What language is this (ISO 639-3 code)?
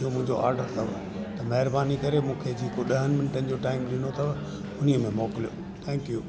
snd